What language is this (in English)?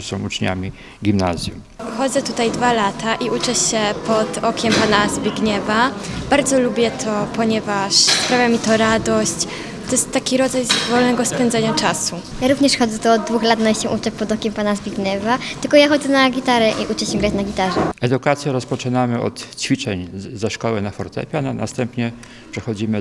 Polish